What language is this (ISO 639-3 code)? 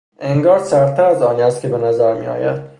fas